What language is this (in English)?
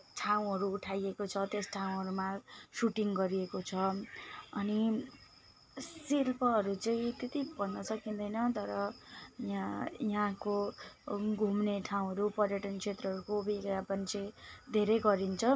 Nepali